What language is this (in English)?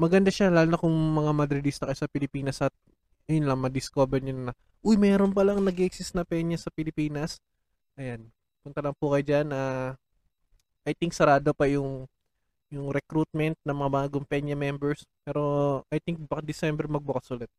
Filipino